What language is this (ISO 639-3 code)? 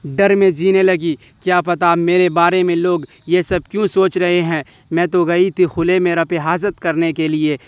urd